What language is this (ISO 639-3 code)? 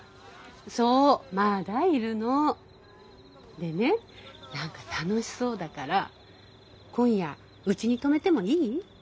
jpn